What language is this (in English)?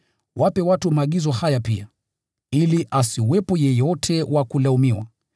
Swahili